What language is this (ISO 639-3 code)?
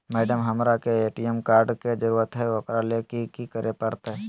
mag